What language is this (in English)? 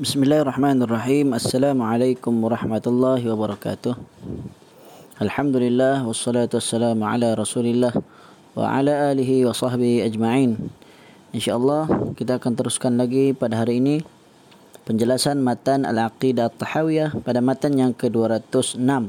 Malay